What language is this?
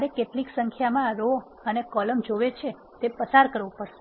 Gujarati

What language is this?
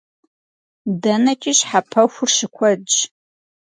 Kabardian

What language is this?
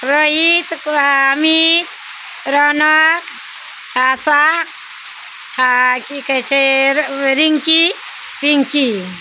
Maithili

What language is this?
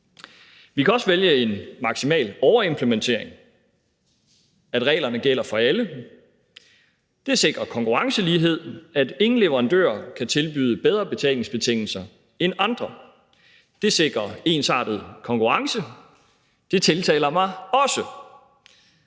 Danish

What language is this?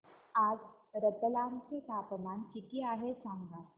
Marathi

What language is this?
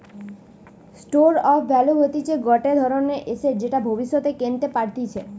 Bangla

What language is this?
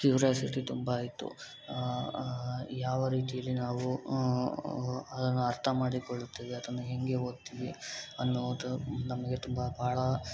Kannada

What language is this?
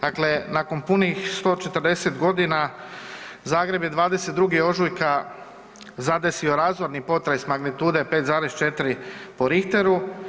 Croatian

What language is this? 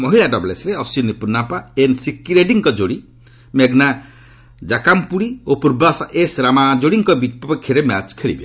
Odia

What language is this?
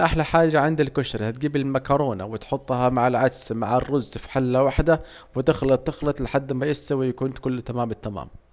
Saidi Arabic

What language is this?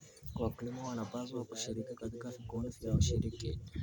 Kalenjin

